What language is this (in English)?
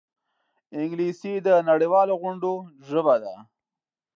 Pashto